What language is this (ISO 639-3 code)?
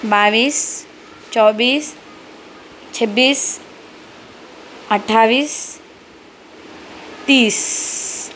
urd